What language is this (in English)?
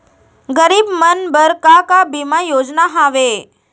Chhattisgarhi